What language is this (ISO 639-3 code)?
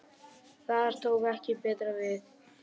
isl